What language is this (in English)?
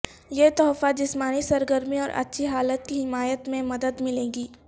Urdu